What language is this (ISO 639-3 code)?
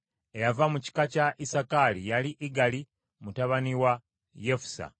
lug